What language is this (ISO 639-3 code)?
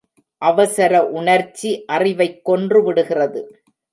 tam